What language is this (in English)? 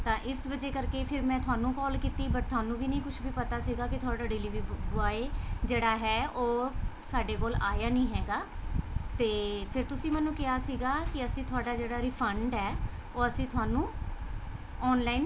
Punjabi